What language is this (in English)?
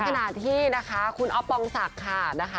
Thai